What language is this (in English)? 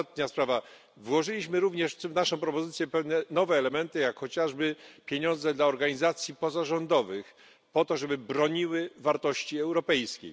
Polish